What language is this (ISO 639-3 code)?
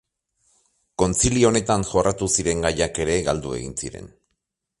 eus